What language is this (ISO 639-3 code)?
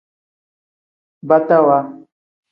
kdh